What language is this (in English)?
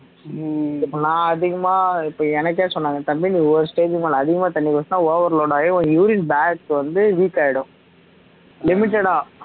Tamil